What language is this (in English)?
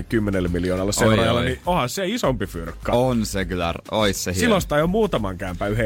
Finnish